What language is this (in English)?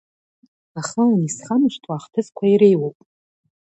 Abkhazian